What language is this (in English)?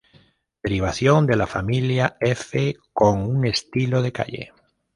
Spanish